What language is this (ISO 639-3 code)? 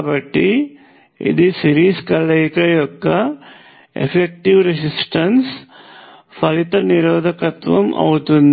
tel